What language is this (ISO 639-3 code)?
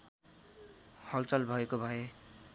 nep